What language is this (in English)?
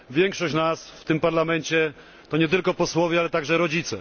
Polish